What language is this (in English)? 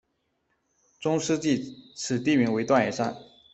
Chinese